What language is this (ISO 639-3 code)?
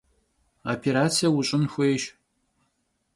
kbd